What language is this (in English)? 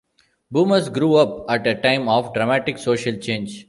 English